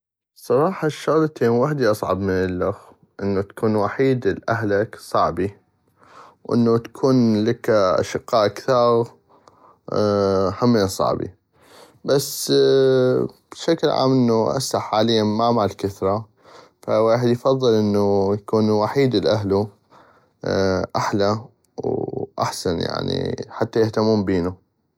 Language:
North Mesopotamian Arabic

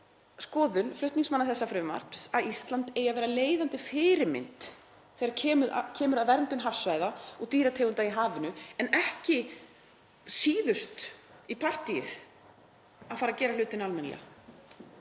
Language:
Icelandic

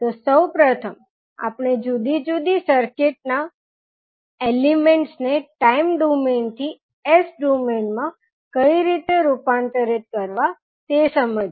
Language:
Gujarati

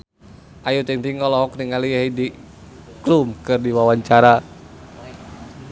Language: Sundanese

